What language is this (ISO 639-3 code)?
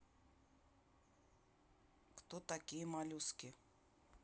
rus